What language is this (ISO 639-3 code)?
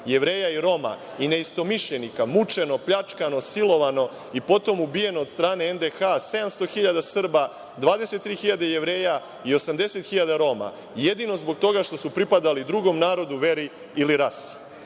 srp